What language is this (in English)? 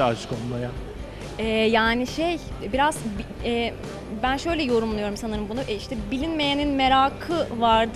Turkish